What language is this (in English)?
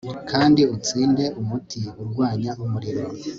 Kinyarwanda